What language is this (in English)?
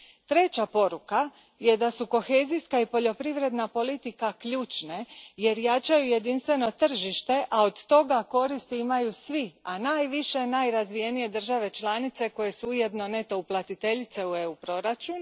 Croatian